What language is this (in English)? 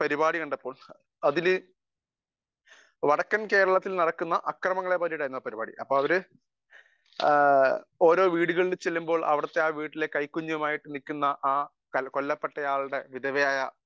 Malayalam